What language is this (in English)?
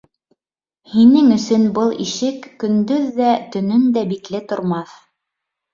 Bashkir